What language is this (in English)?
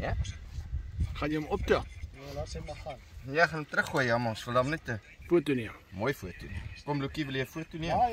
Dutch